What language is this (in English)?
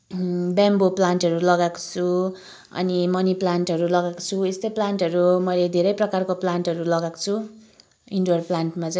Nepali